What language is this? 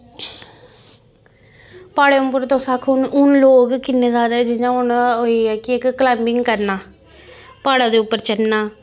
Dogri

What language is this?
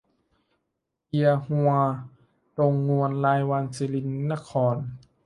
Thai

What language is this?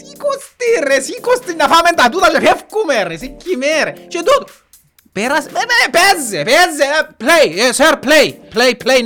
Greek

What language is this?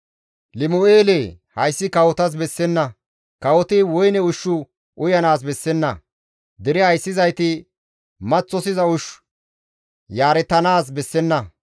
Gamo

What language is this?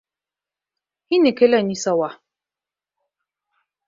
Bashkir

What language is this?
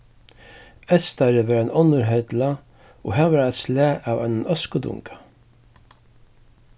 Faroese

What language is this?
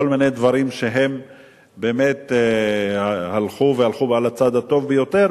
Hebrew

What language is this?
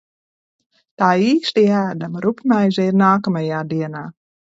Latvian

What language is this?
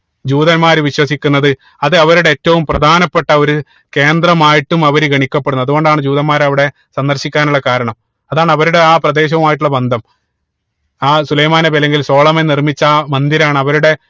Malayalam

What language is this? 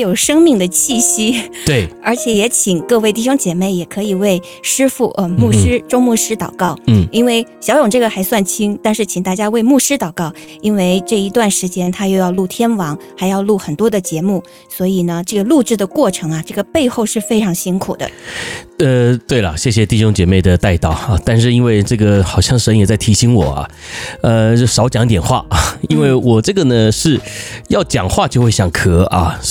Chinese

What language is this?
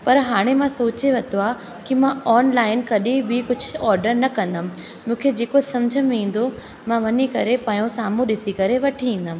Sindhi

